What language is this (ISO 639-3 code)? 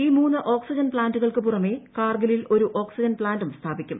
mal